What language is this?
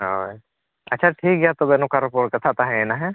Santali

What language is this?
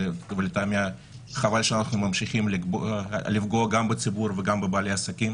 Hebrew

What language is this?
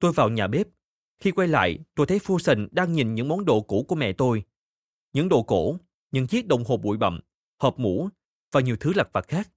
Vietnamese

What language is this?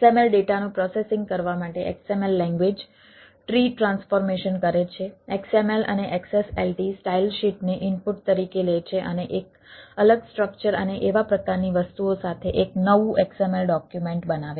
Gujarati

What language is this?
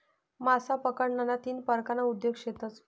Marathi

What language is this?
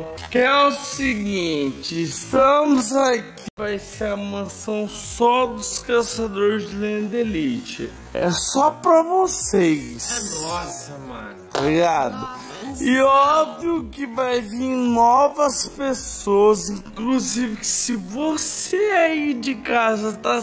Portuguese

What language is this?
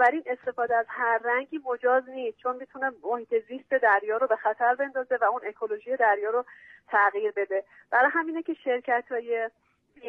Persian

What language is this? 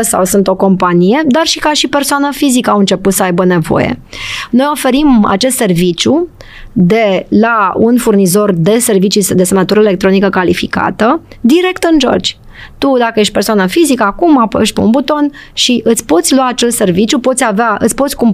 Romanian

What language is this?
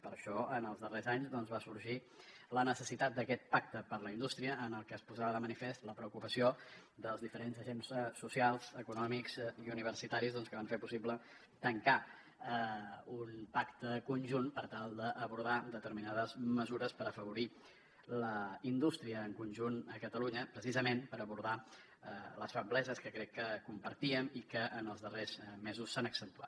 Catalan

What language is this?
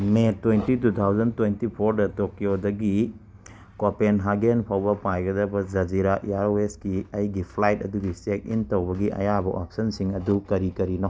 Manipuri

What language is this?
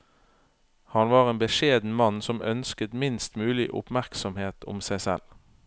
Norwegian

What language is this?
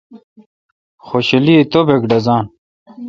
Kalkoti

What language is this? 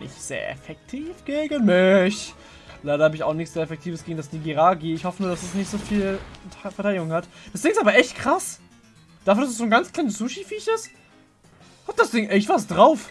German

